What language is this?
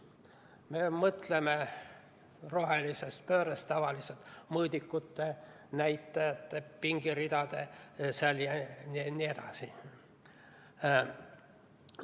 Estonian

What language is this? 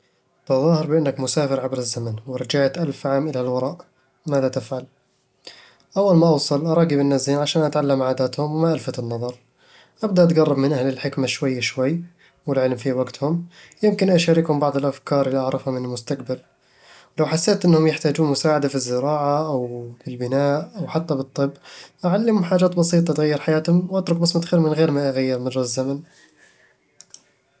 Eastern Egyptian Bedawi Arabic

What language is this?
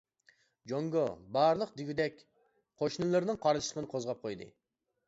Uyghur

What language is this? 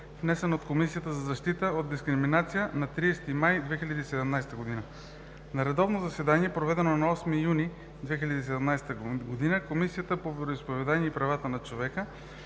Bulgarian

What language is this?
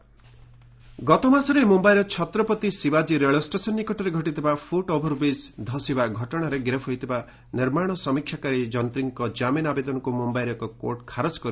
Odia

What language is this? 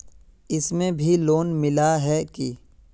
Magahi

